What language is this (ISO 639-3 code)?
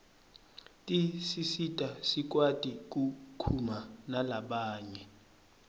ssw